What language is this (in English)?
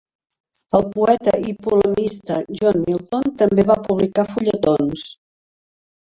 Catalan